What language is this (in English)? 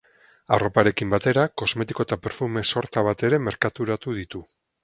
Basque